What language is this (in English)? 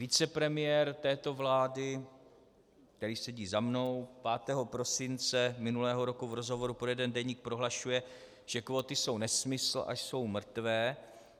Czech